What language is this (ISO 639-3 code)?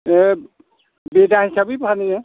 brx